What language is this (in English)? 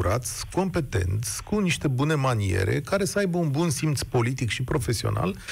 Romanian